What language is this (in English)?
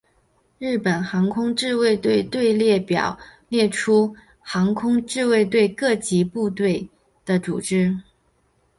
Chinese